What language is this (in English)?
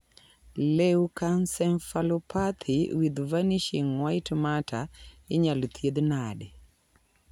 Luo (Kenya and Tanzania)